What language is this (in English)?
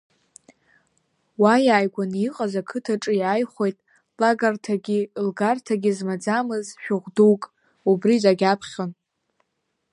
Abkhazian